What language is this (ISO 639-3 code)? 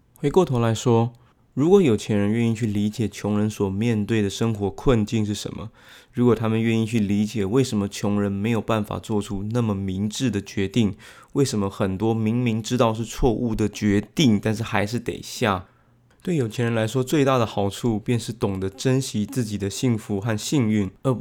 zho